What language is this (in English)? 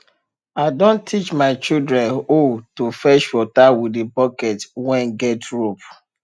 Nigerian Pidgin